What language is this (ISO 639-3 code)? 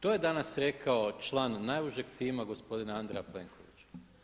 hrv